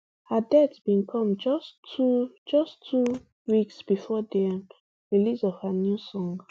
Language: Nigerian Pidgin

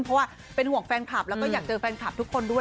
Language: Thai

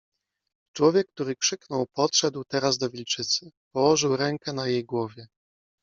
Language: Polish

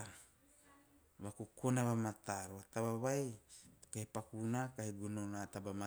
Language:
Teop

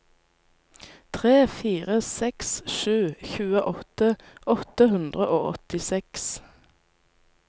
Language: Norwegian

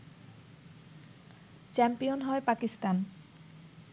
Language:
Bangla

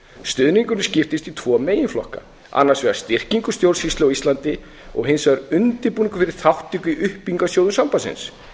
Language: Icelandic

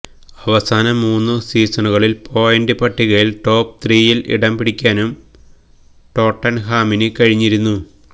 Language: Malayalam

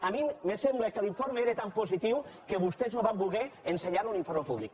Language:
Catalan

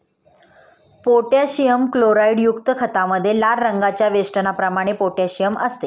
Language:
Marathi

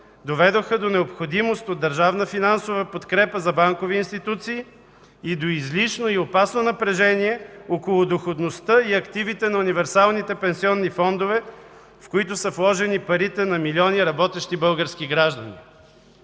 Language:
Bulgarian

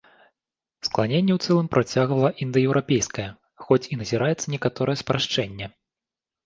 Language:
Belarusian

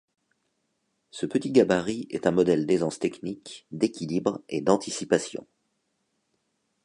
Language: French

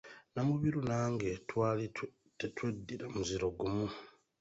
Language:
Ganda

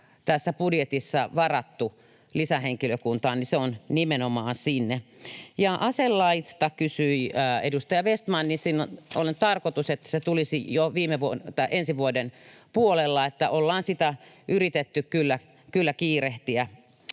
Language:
Finnish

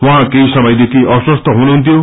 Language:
Nepali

